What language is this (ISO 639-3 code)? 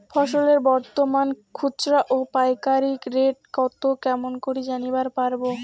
ben